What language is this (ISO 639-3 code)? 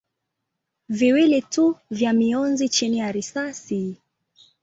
swa